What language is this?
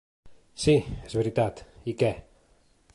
Catalan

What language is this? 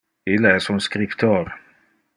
Interlingua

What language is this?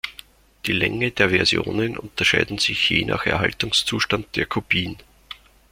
German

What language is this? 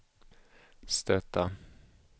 Swedish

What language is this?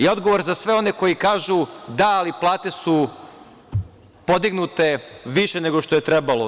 Serbian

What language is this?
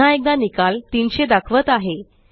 Marathi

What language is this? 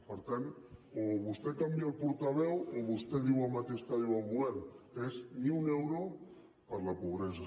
Catalan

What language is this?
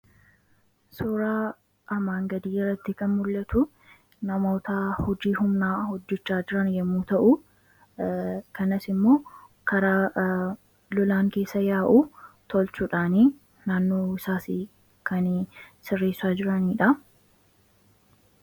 Oromo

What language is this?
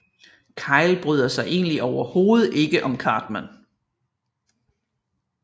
Danish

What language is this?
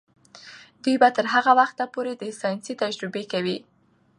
Pashto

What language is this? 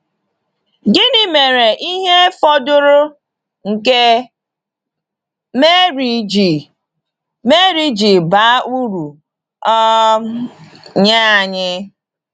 Igbo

